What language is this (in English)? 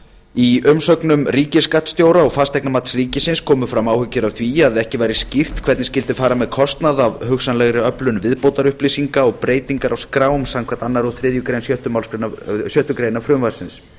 Icelandic